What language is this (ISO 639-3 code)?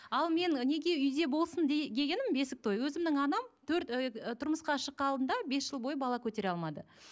kaz